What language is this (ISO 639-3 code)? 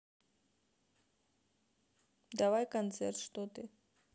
rus